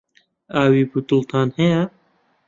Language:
Central Kurdish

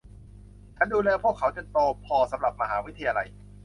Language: Thai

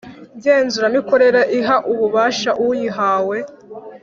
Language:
Kinyarwanda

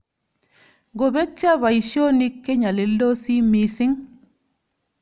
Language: Kalenjin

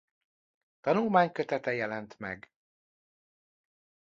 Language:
Hungarian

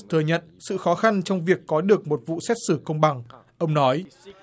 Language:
Vietnamese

